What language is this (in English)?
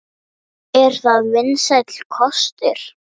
Icelandic